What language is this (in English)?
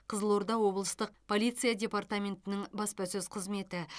Kazakh